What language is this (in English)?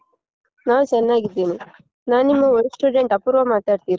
Kannada